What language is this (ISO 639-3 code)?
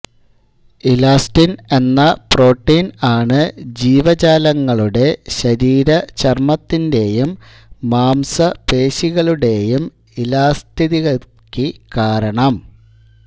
mal